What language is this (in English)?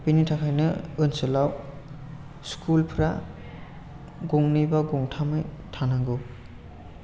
Bodo